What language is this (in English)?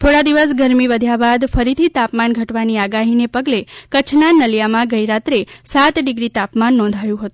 Gujarati